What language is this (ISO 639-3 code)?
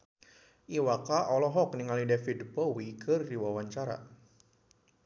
sun